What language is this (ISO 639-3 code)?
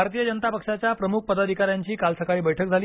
mar